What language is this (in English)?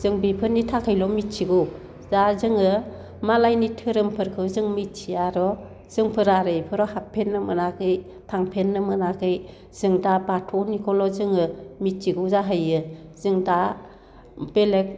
Bodo